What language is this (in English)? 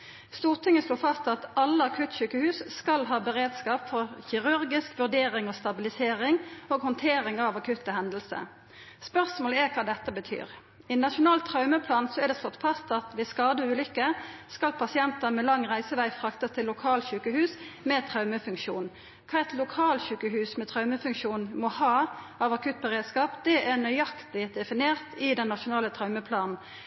Norwegian Nynorsk